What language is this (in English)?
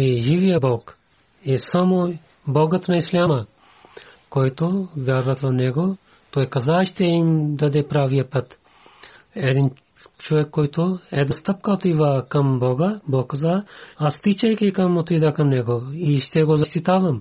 Bulgarian